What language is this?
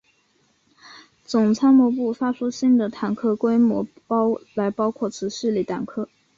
Chinese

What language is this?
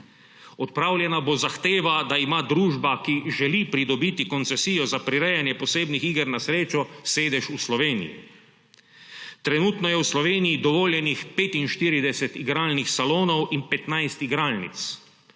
Slovenian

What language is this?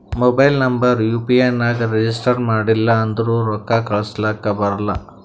Kannada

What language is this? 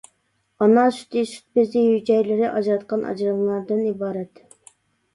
Uyghur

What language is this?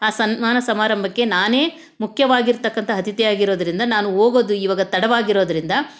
Kannada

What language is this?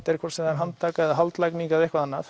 Icelandic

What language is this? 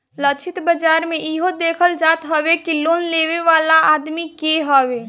Bhojpuri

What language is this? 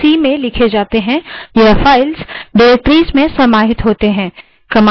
Hindi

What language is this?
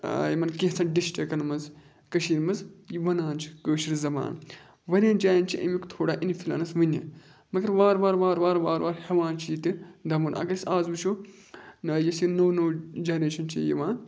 Kashmiri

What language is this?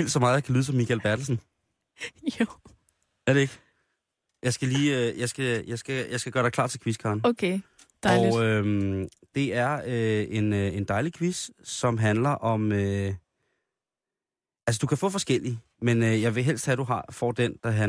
Danish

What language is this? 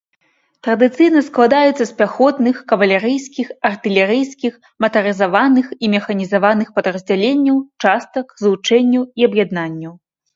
Belarusian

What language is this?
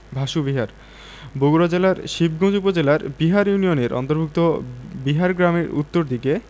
Bangla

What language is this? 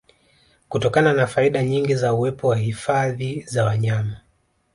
Swahili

